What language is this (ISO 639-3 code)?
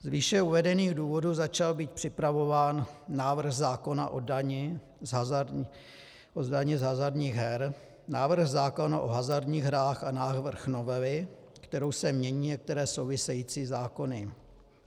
ces